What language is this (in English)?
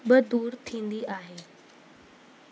Sindhi